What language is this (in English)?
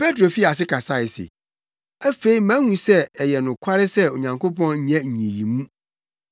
Akan